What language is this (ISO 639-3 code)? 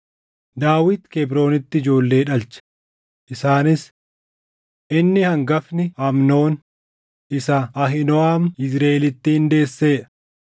orm